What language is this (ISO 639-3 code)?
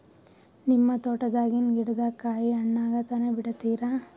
kan